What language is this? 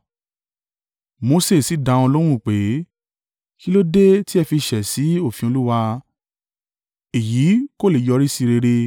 Yoruba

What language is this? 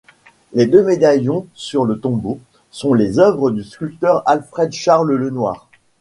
French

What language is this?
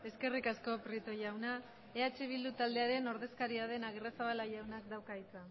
Basque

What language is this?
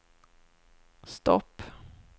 Swedish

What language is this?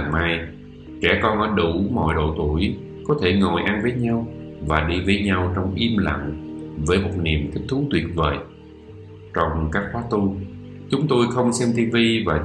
Vietnamese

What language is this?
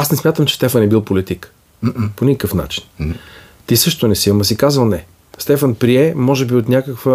Bulgarian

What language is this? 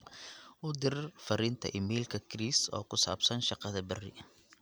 Somali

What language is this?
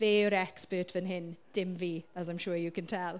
Welsh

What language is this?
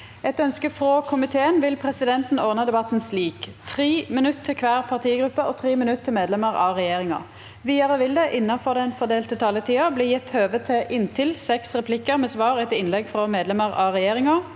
Norwegian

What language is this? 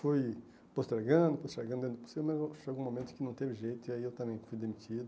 Portuguese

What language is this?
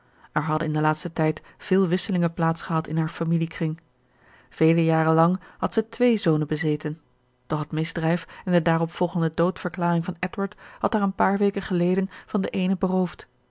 Dutch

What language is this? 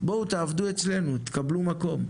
Hebrew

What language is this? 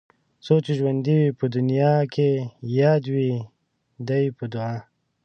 Pashto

